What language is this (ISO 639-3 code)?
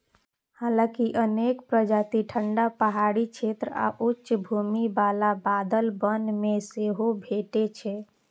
mai